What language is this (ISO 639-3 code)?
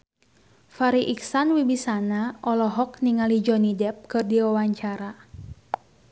sun